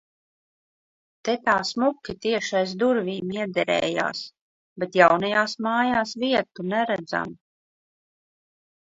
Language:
Latvian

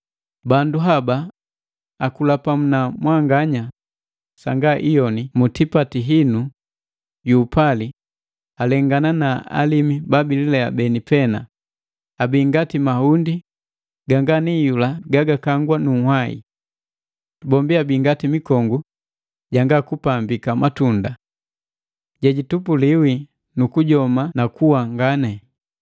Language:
Matengo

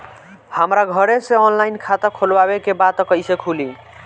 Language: Bhojpuri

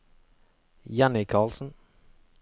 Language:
Norwegian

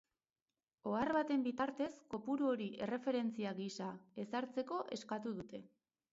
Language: Basque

